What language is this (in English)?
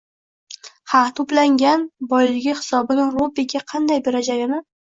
Uzbek